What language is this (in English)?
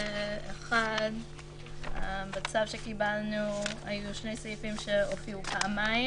Hebrew